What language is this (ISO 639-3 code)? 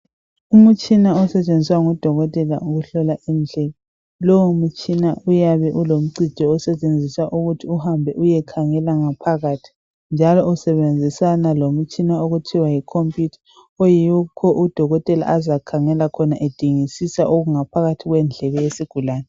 nde